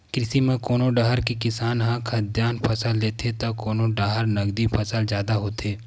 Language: Chhattisgarhi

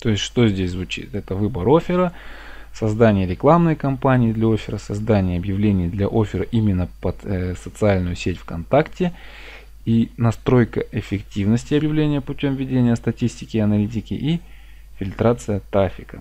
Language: Russian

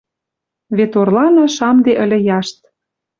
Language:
Western Mari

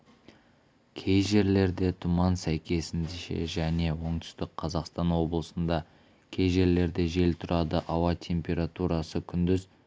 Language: Kazakh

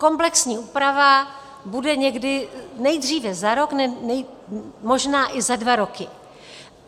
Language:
Czech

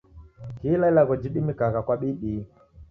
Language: Taita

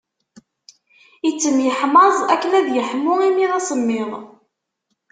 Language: Kabyle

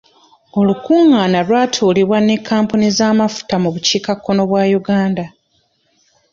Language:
Ganda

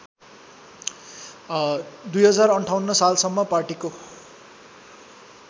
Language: Nepali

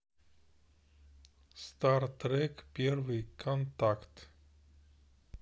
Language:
Russian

